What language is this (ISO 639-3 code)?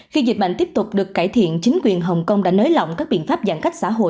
vie